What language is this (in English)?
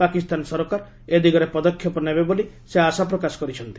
Odia